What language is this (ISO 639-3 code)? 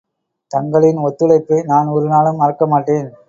tam